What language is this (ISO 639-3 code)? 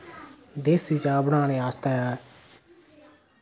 doi